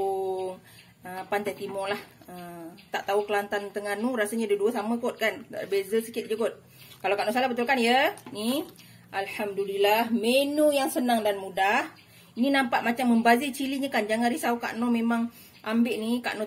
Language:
Malay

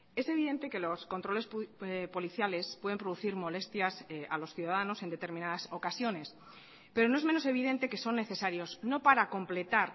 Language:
Spanish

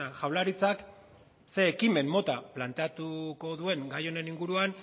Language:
Basque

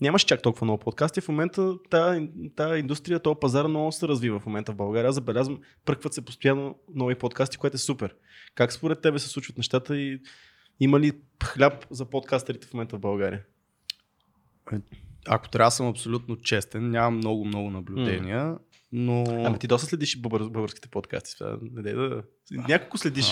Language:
Bulgarian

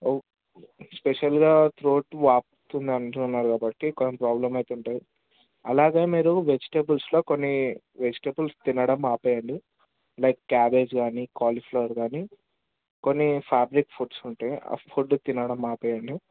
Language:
Telugu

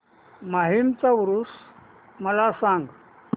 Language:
Marathi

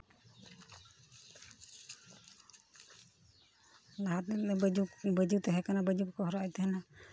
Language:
Santali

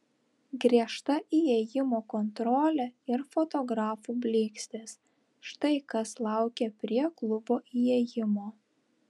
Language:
Lithuanian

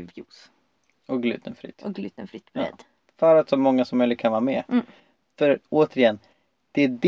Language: Swedish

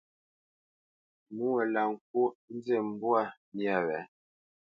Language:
Bamenyam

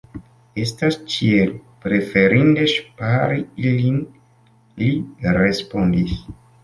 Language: Esperanto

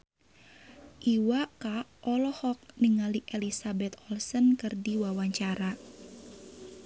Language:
Sundanese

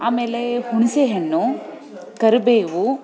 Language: Kannada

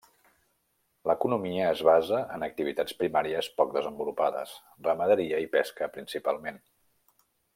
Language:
Catalan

